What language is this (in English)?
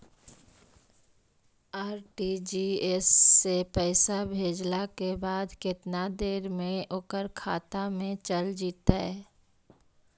Magahi